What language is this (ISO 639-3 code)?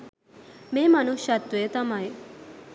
sin